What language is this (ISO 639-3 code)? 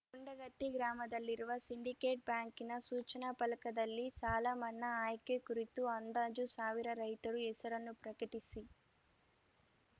kan